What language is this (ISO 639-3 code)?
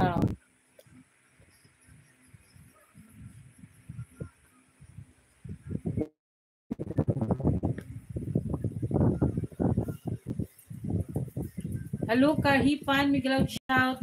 fil